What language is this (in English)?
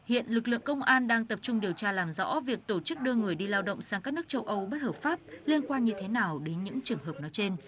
Vietnamese